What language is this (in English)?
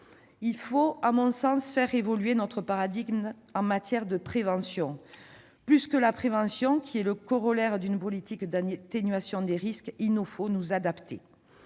French